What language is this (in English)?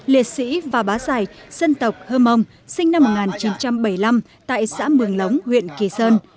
Vietnamese